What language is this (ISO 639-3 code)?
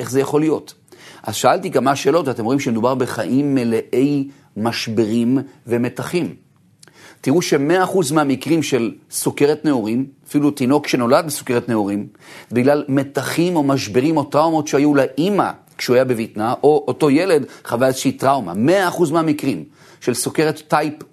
heb